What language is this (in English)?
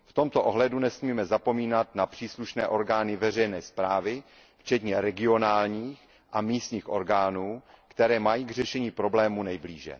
Czech